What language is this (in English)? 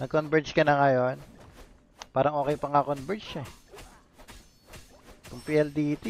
Filipino